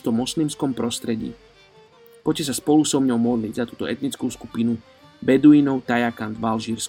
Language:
Slovak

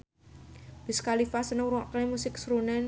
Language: Javanese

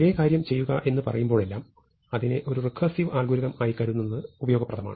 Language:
Malayalam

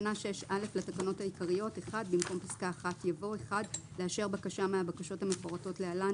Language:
Hebrew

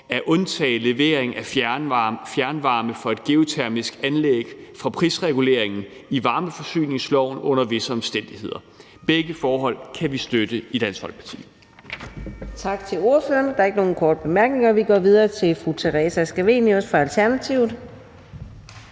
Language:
Danish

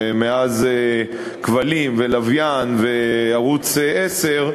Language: Hebrew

